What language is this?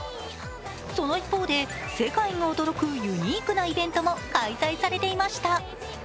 Japanese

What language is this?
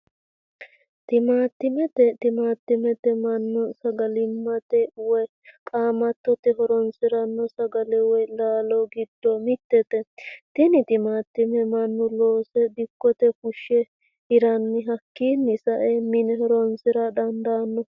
Sidamo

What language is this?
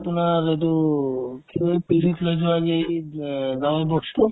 Assamese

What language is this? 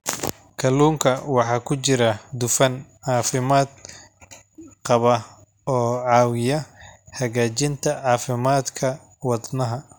Somali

